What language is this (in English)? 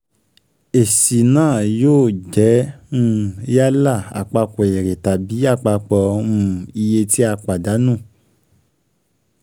Yoruba